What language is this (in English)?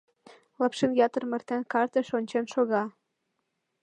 Mari